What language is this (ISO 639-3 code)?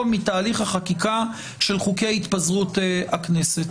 heb